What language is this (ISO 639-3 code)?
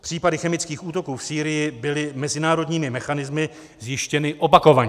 ces